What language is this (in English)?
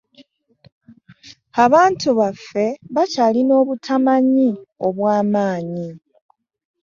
Ganda